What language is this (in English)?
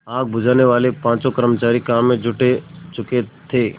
Hindi